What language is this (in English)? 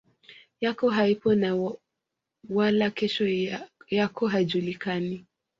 Swahili